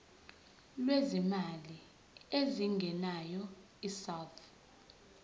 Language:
Zulu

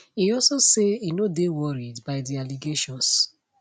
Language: Nigerian Pidgin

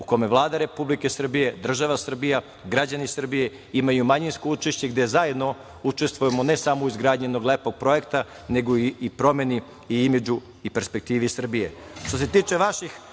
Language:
Serbian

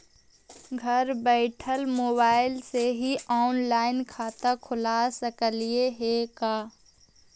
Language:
Magahi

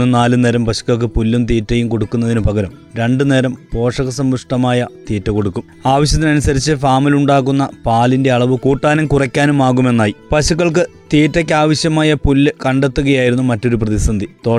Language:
Malayalam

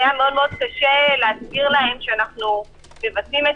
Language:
Hebrew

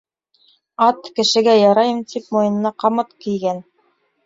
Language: Bashkir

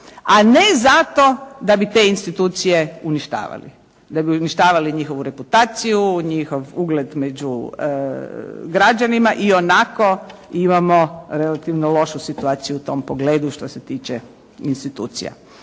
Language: Croatian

